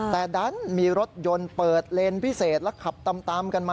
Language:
Thai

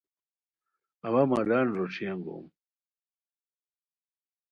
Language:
Khowar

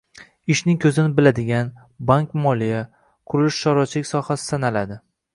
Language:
Uzbek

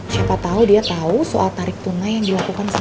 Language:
Indonesian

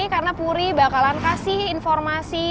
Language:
Indonesian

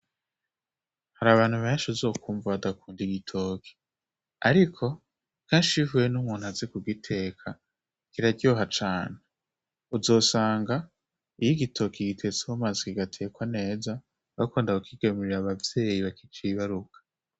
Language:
Rundi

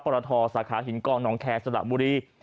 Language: Thai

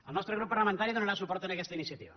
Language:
Catalan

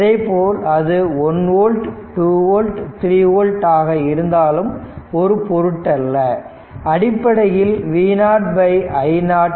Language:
Tamil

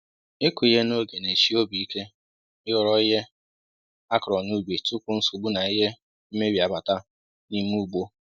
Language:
Igbo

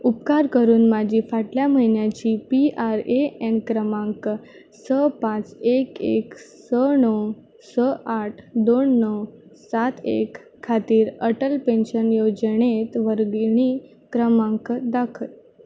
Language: Konkani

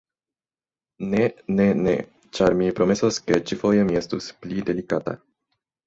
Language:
Esperanto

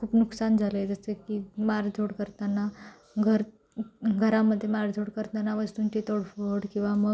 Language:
Marathi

